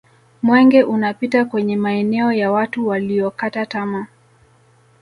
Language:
Swahili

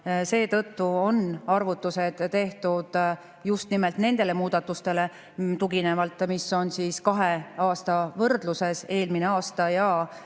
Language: Estonian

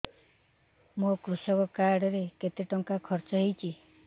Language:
Odia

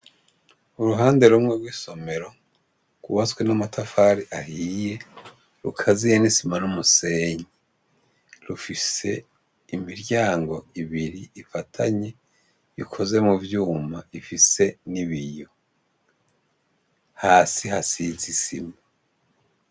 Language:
Rundi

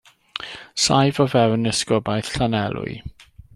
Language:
Welsh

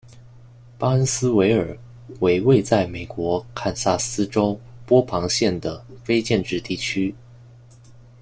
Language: Chinese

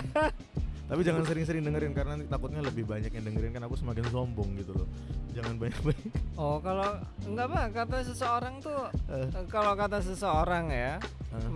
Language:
Indonesian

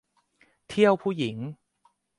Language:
Thai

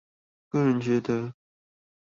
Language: Chinese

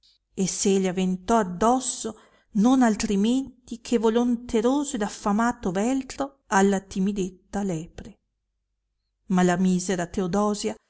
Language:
Italian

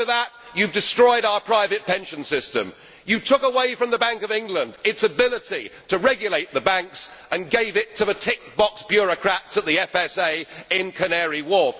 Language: English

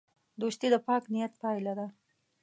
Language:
Pashto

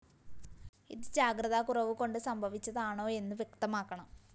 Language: Malayalam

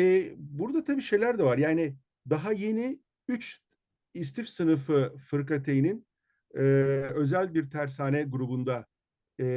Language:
Turkish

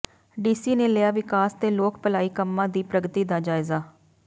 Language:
Punjabi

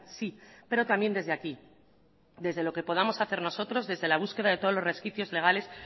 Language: Spanish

